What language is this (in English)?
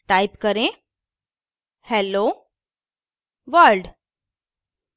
Hindi